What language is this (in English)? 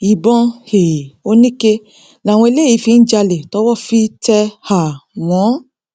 Yoruba